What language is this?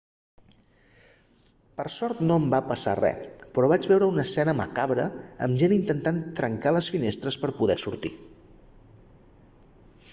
Catalan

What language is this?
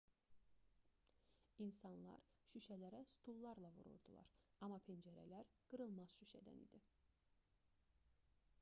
Azerbaijani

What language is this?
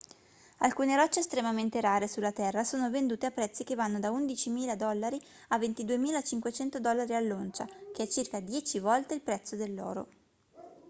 Italian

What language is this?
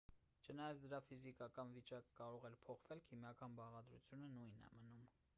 Armenian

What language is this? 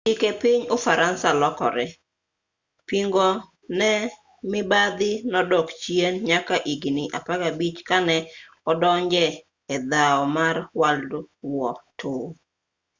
Luo (Kenya and Tanzania)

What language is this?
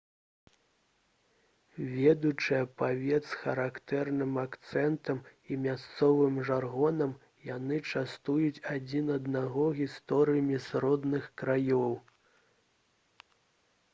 Belarusian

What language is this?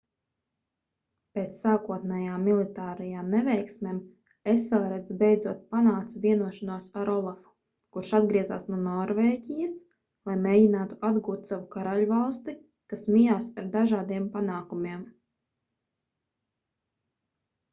Latvian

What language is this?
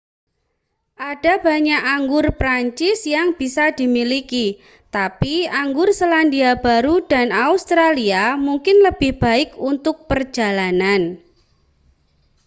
Indonesian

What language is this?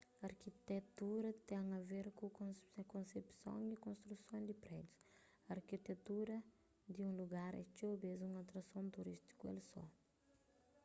Kabuverdianu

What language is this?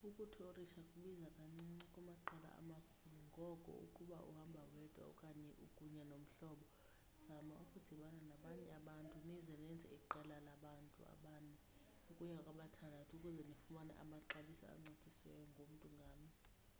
Xhosa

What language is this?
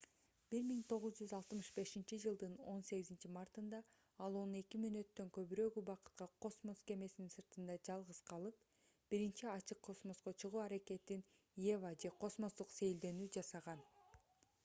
Kyrgyz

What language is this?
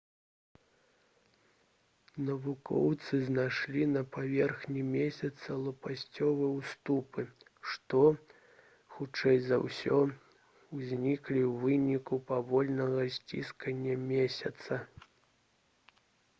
Belarusian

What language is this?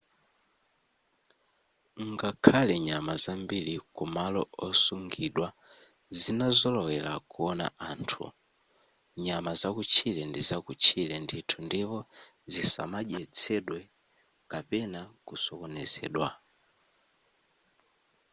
Nyanja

